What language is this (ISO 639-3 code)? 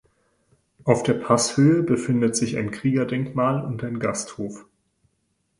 deu